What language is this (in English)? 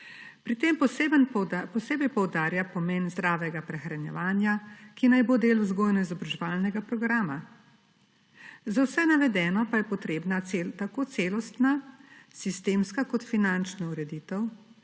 Slovenian